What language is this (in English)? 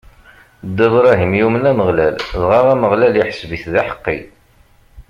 Kabyle